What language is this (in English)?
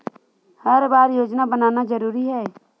Chhattisgarhi